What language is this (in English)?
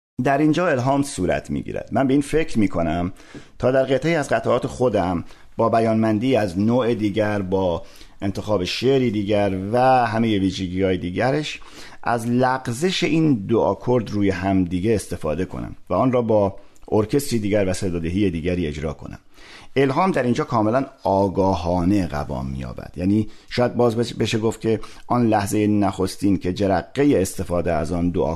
Persian